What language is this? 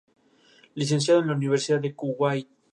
Spanish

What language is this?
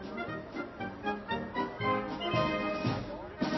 Norwegian Nynorsk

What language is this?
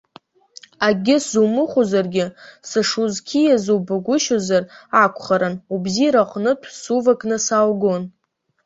Abkhazian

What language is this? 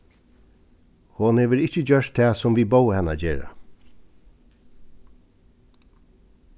Faroese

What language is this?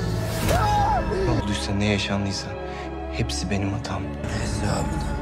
Turkish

